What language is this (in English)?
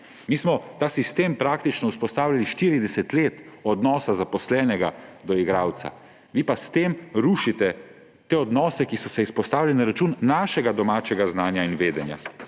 Slovenian